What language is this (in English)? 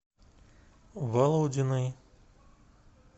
Russian